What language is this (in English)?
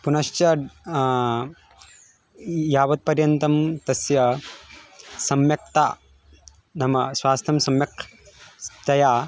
Sanskrit